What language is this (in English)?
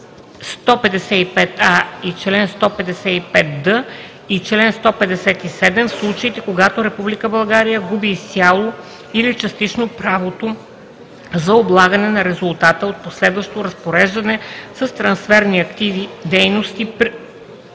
Bulgarian